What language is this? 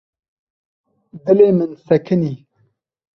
Kurdish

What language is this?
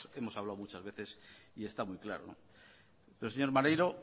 Spanish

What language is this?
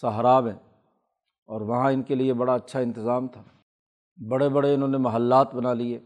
Urdu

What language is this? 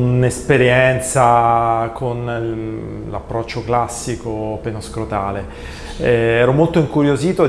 Italian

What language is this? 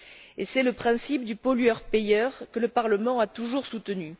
French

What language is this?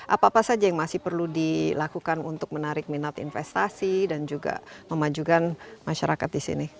Indonesian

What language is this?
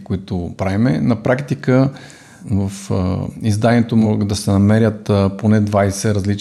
Bulgarian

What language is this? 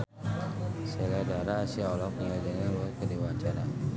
Sundanese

